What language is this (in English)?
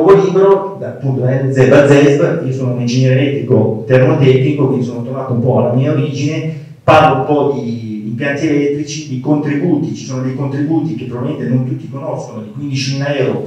Italian